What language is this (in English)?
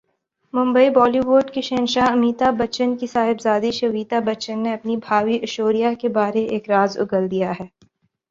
Urdu